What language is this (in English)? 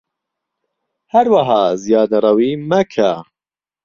Central Kurdish